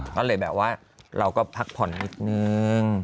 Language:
Thai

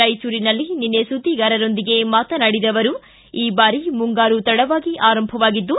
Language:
Kannada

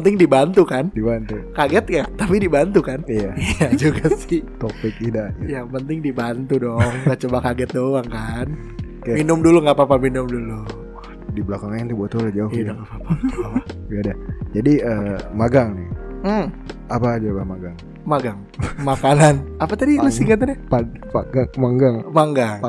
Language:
Indonesian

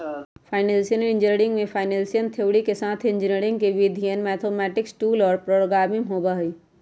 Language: Magahi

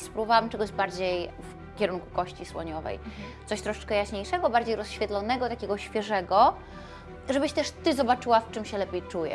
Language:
Polish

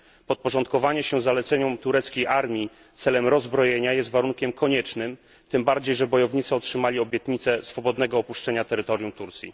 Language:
Polish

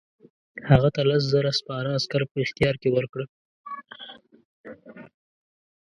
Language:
Pashto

